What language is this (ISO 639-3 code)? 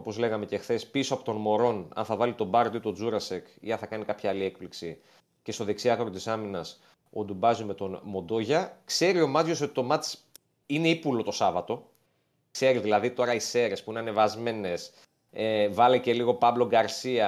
ell